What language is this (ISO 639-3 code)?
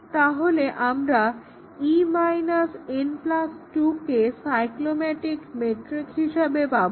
ben